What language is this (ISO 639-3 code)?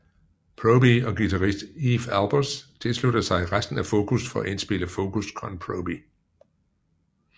dan